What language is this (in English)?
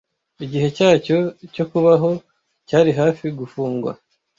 Kinyarwanda